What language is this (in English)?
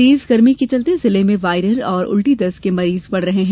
Hindi